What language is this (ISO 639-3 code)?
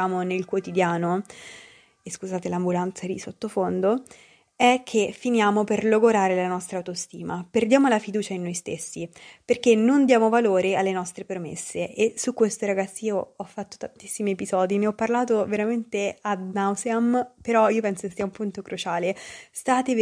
ita